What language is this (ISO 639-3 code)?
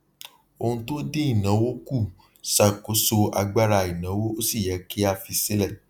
yor